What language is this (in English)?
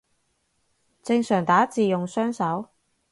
Cantonese